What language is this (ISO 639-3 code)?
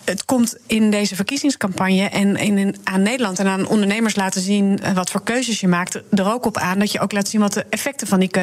nld